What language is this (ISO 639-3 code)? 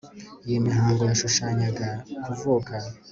kin